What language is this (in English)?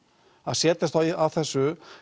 Icelandic